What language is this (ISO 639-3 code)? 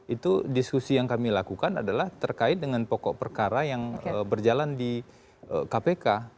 ind